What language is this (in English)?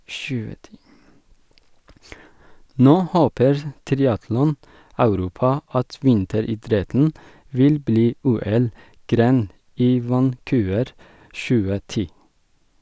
Norwegian